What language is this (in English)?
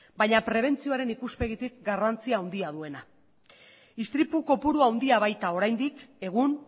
Basque